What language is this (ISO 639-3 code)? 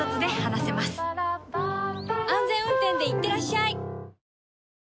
jpn